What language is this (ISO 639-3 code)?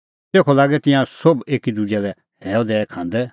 kfx